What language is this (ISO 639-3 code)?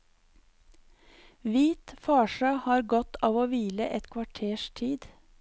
nor